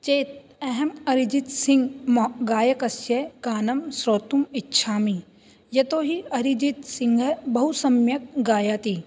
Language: Sanskrit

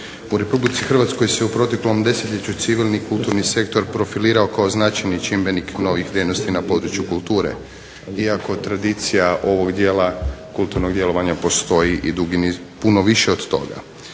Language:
Croatian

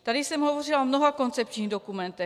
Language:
Czech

